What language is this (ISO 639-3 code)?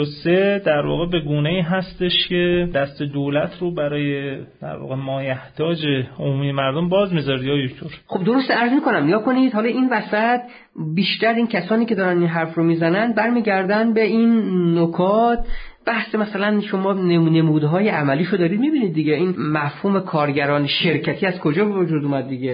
fas